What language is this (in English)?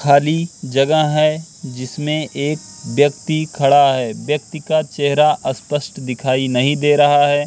Hindi